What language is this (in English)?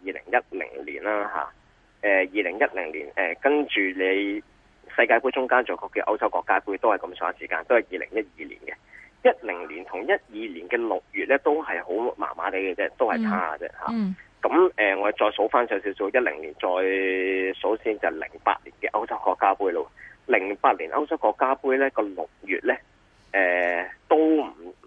Chinese